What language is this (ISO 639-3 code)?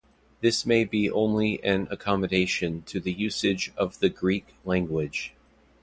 eng